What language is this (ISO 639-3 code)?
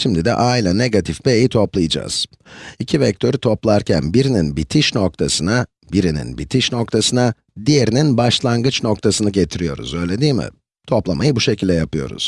tur